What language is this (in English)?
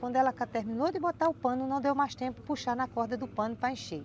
Portuguese